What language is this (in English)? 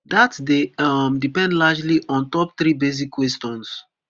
Nigerian Pidgin